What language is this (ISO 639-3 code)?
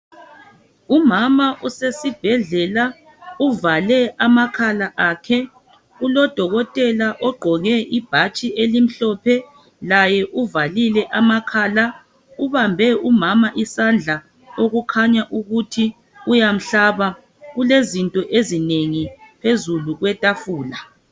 nde